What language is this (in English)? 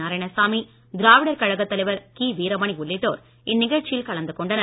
Tamil